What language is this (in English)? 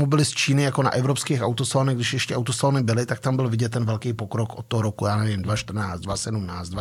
Czech